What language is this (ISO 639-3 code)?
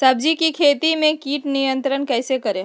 mag